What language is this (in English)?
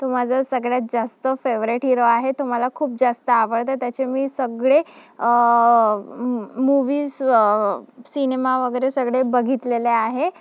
Marathi